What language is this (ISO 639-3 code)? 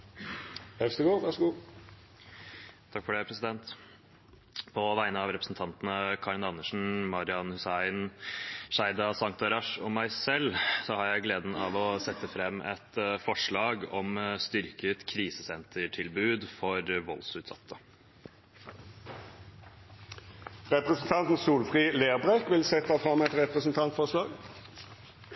nor